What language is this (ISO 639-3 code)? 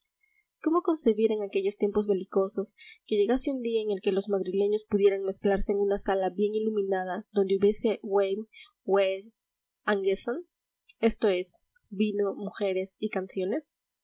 spa